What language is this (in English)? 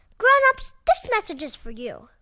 English